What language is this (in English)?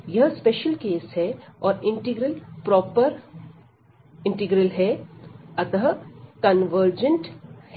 Hindi